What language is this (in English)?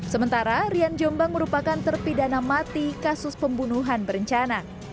Indonesian